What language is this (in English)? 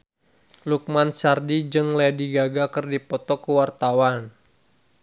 Sundanese